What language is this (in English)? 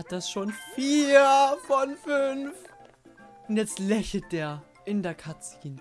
German